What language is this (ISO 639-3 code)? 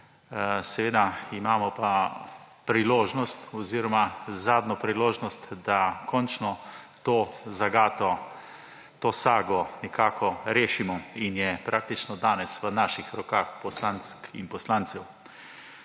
slv